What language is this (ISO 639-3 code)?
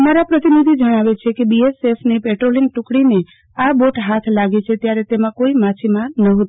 guj